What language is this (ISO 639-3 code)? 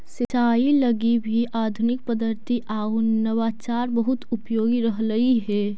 mag